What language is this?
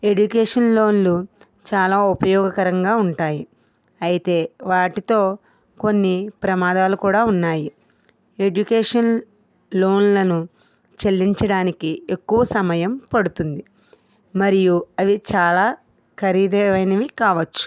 Telugu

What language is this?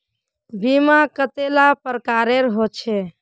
Magahi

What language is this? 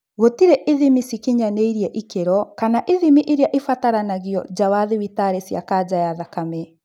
Kikuyu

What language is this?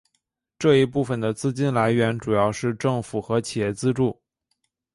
Chinese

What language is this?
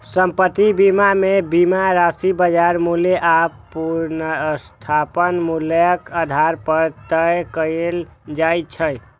Maithili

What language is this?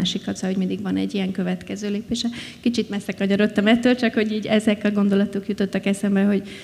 Hungarian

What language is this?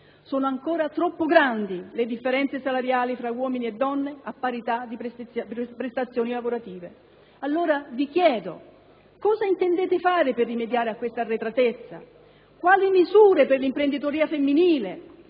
Italian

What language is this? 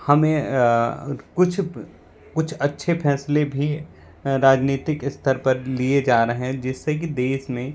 Hindi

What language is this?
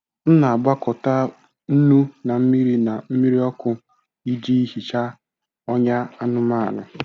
Igbo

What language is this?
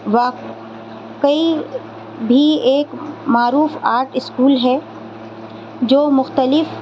Urdu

